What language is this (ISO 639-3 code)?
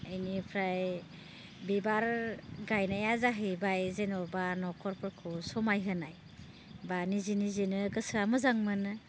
brx